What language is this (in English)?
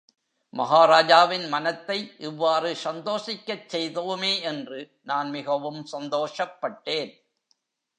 Tamil